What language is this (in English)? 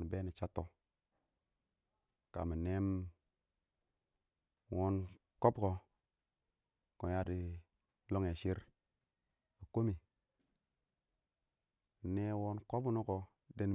Awak